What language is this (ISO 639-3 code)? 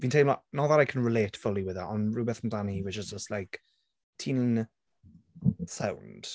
cym